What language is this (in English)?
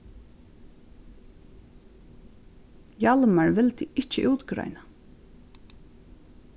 Faroese